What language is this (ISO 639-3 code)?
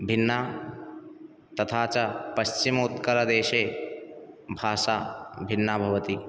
san